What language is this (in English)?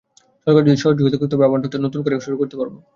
Bangla